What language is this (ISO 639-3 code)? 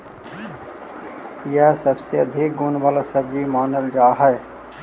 mag